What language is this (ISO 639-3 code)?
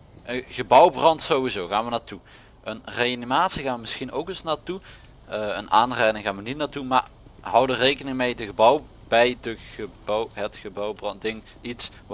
nld